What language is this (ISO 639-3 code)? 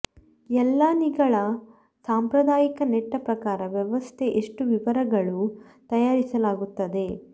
kan